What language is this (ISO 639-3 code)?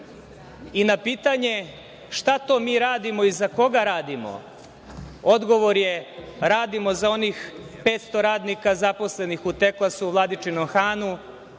srp